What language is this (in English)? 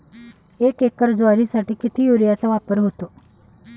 Marathi